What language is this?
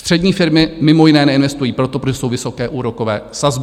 Czech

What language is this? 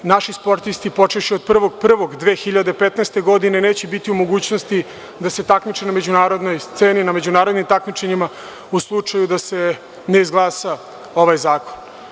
Serbian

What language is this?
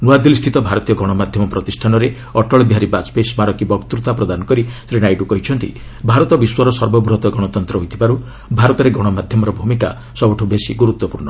Odia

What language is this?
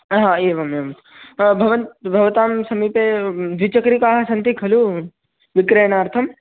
Sanskrit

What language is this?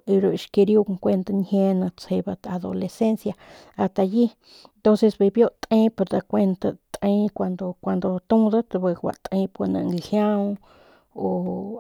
Northern Pame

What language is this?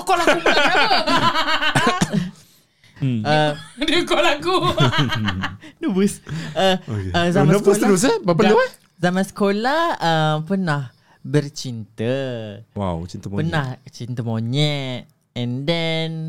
Malay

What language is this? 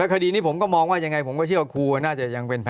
Thai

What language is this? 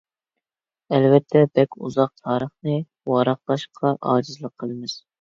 Uyghur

